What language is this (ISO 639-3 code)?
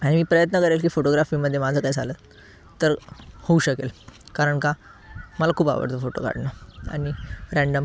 mar